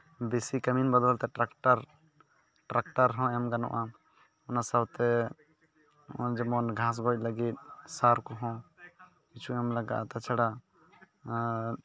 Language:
Santali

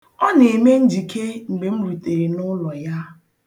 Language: Igbo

